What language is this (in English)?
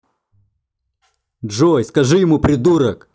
Russian